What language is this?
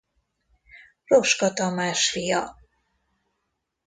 Hungarian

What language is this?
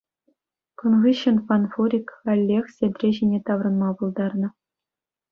Chuvash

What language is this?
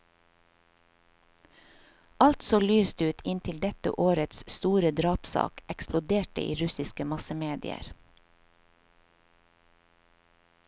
Norwegian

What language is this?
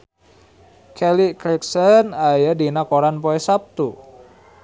Sundanese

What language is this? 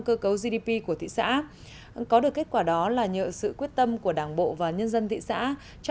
Vietnamese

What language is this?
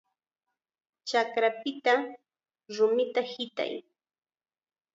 Chiquián Ancash Quechua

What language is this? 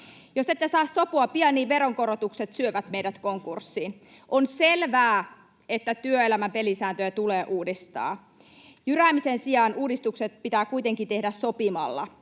Finnish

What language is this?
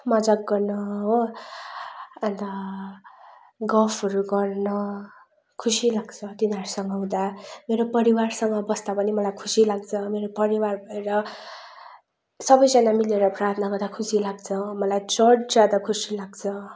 Nepali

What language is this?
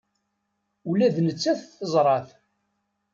Kabyle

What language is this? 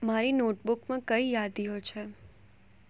Gujarati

